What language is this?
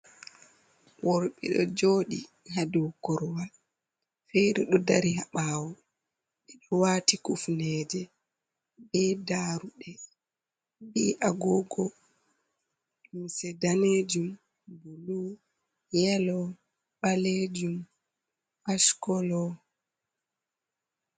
Fula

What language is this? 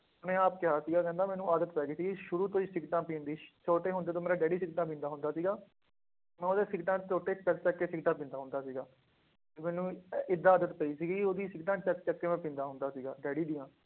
Punjabi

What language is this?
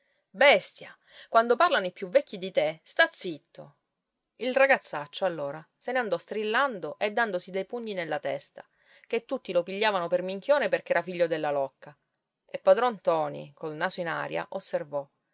Italian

